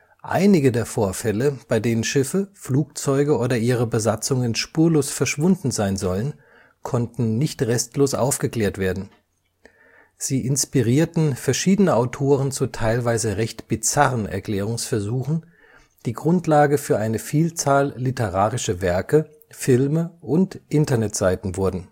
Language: German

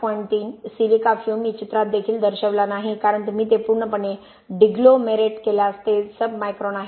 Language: Marathi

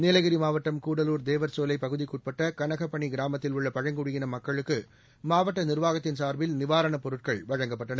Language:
Tamil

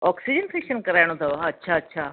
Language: Sindhi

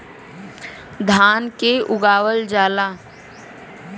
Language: Bhojpuri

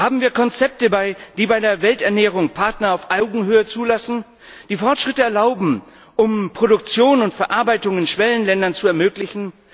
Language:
German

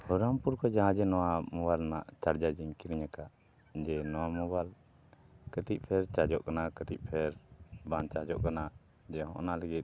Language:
Santali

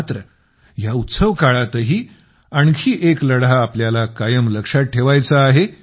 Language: Marathi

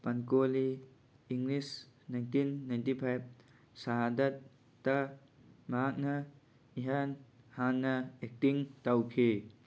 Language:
Manipuri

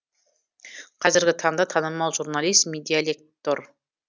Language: Kazakh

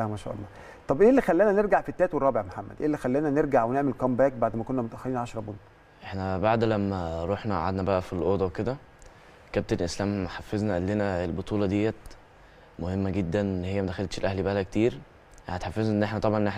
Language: Arabic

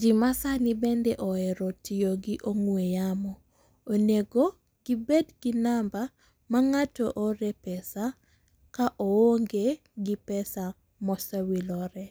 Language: Luo (Kenya and Tanzania)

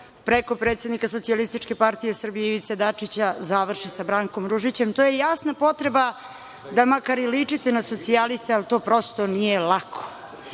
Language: Serbian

